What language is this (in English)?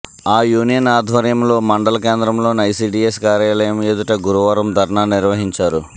Telugu